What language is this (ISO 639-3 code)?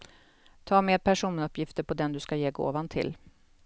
swe